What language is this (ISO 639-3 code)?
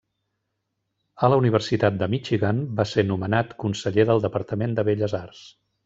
cat